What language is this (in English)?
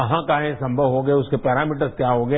Hindi